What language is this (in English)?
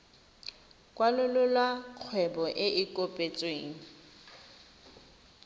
Tswana